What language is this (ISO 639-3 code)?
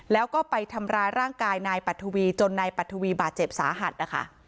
tha